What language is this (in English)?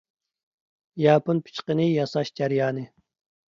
Uyghur